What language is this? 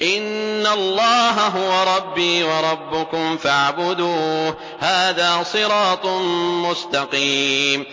Arabic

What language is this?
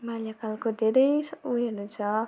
Nepali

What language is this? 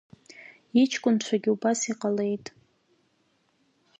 Abkhazian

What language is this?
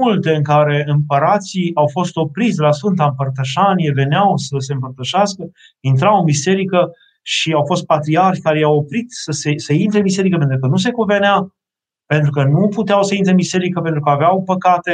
Romanian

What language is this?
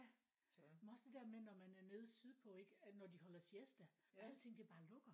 Danish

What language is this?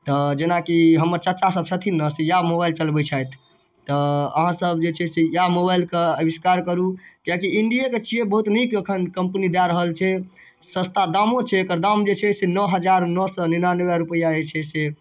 Maithili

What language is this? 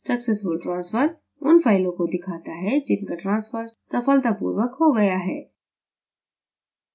Hindi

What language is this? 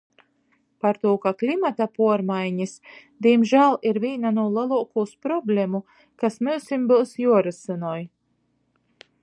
Latgalian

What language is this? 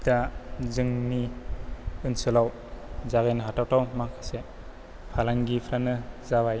Bodo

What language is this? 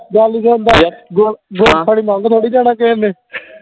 Punjabi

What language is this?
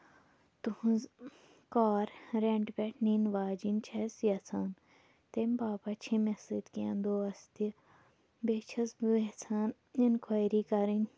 Kashmiri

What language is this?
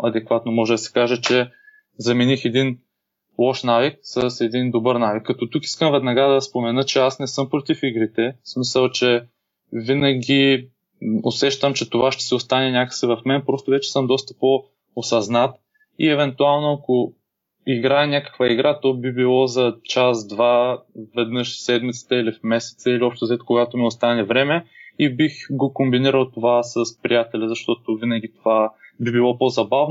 Bulgarian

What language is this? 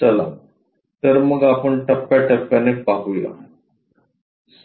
Marathi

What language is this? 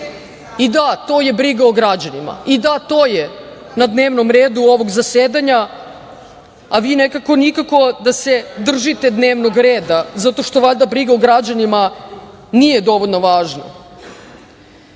Serbian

